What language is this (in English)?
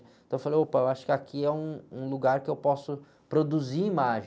Portuguese